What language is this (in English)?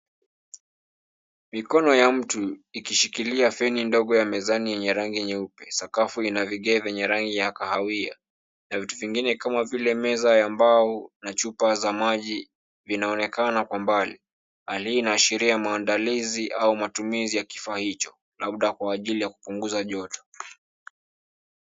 Swahili